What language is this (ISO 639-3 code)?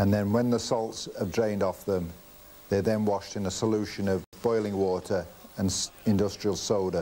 eng